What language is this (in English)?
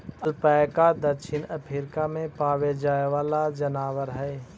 Magahi